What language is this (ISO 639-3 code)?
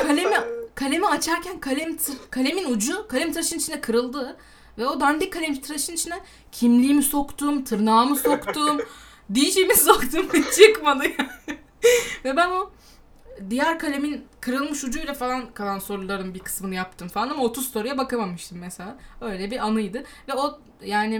tur